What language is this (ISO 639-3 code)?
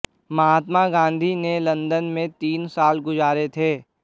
hin